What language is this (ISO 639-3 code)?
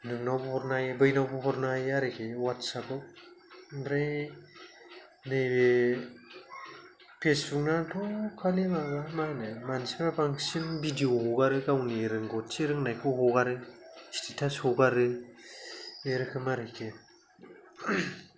brx